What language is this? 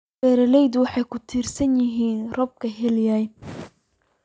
Somali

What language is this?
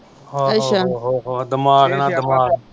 Punjabi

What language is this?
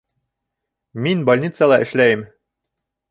Bashkir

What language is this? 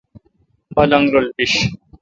Kalkoti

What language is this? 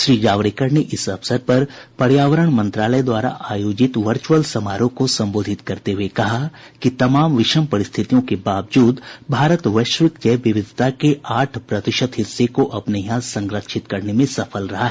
Hindi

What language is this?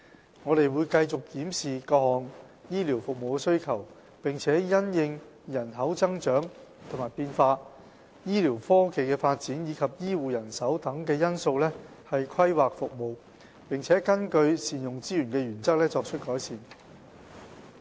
Cantonese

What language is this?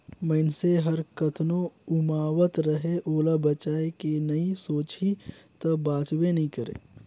Chhattisgarhi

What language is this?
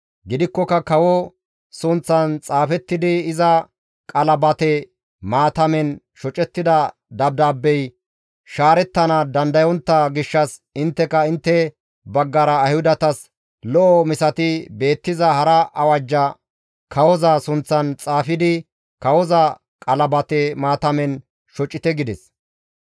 Gamo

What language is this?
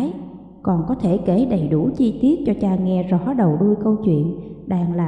Vietnamese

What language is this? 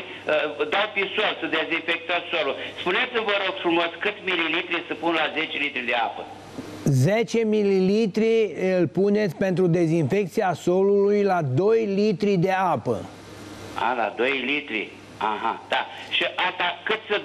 Romanian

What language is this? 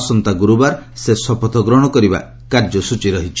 Odia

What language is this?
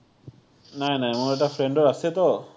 Assamese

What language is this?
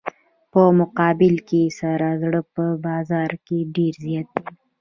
Pashto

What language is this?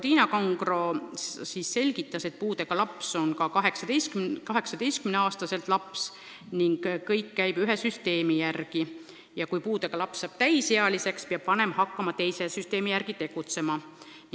Estonian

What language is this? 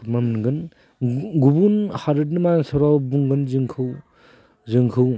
Bodo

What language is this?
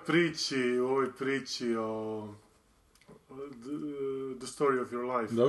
Croatian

